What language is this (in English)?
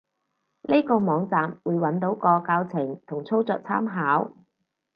Cantonese